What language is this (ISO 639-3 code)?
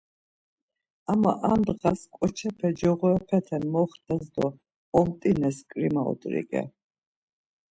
lzz